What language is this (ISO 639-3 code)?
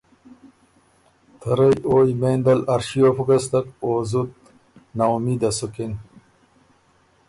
oru